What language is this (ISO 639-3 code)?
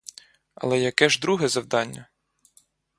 ukr